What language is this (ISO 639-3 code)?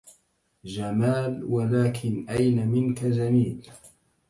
ara